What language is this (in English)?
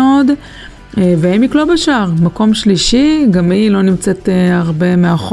Hebrew